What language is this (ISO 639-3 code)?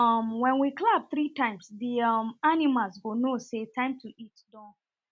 pcm